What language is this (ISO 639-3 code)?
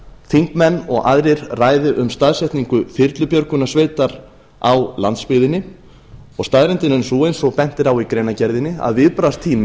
isl